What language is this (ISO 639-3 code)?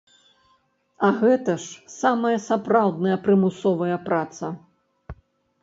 bel